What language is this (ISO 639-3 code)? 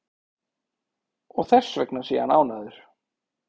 isl